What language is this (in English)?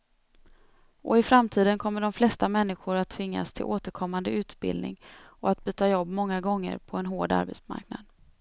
Swedish